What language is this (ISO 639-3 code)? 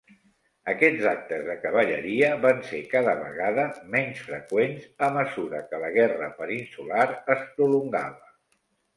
cat